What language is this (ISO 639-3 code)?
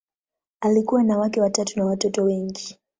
swa